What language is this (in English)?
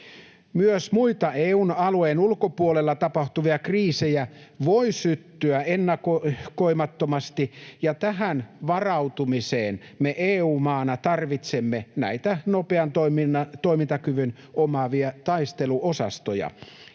Finnish